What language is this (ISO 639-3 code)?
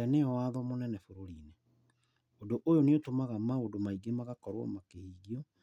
kik